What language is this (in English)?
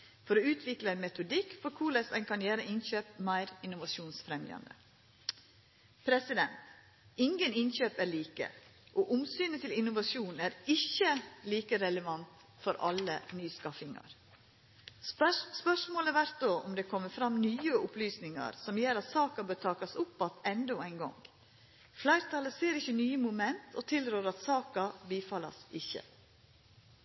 Norwegian Nynorsk